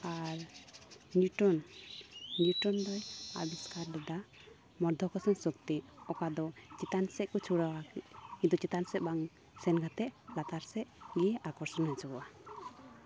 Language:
Santali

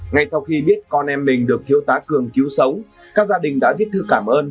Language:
Vietnamese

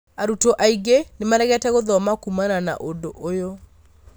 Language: Kikuyu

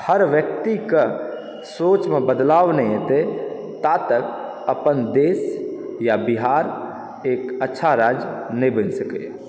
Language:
Maithili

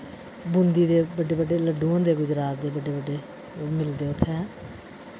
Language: Dogri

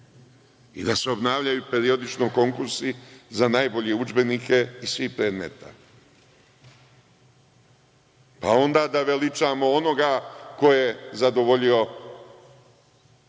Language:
Serbian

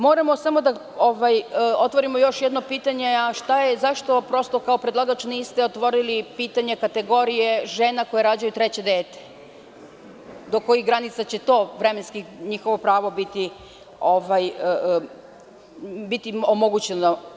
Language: Serbian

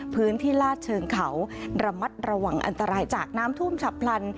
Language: Thai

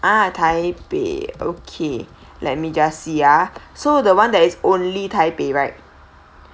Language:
English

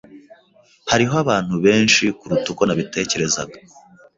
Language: Kinyarwanda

